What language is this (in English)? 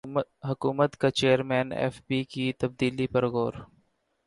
Urdu